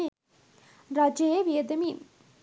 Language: Sinhala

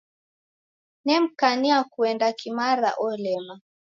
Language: Taita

